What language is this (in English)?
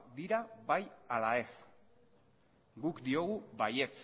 Basque